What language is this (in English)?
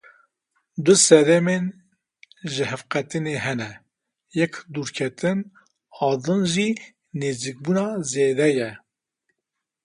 Kurdish